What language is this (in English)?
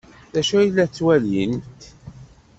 Kabyle